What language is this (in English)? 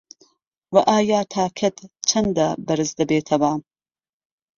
Central Kurdish